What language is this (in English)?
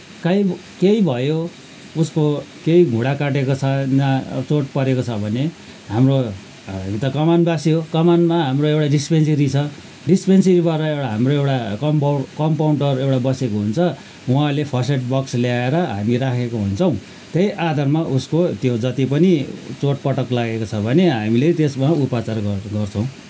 Nepali